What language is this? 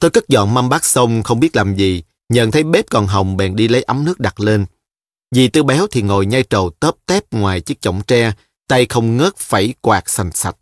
Vietnamese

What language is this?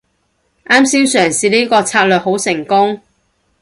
Cantonese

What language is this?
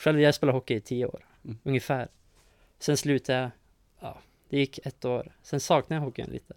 Swedish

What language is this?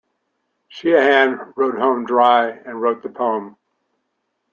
English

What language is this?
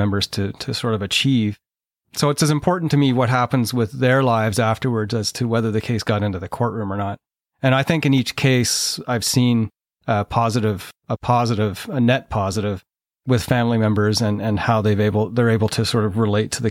English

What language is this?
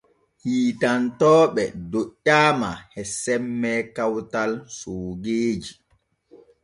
Borgu Fulfulde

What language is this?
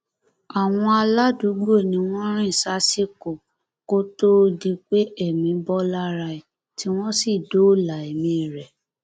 Yoruba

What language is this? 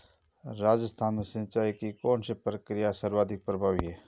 Hindi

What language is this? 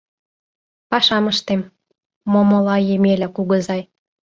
Mari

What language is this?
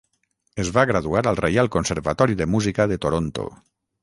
Catalan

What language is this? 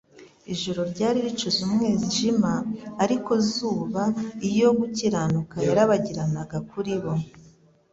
Kinyarwanda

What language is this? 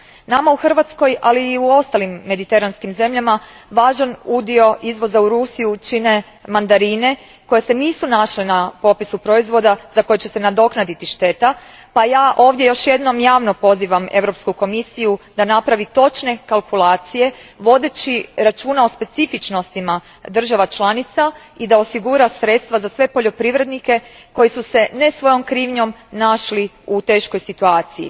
Croatian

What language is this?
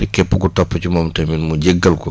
Wolof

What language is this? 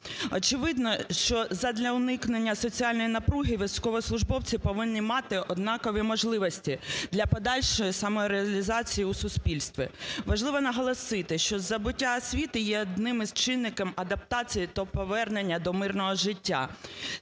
Ukrainian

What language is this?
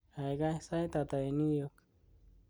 Kalenjin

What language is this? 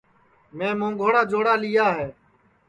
Sansi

